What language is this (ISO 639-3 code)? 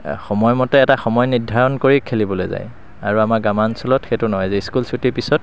asm